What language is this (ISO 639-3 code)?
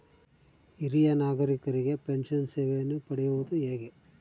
kan